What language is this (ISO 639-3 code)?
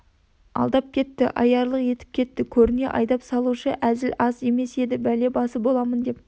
kaz